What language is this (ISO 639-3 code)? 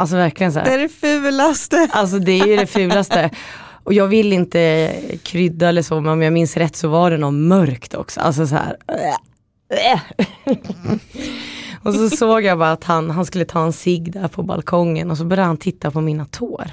swe